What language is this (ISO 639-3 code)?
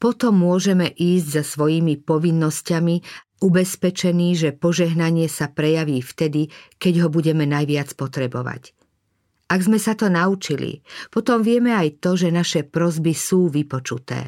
slk